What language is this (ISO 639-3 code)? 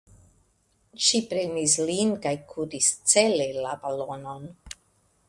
epo